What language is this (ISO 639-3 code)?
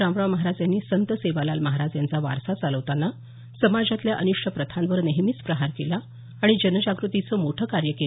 mar